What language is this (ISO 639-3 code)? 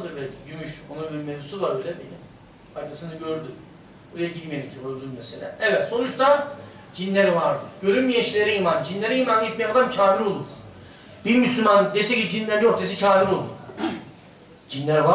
tur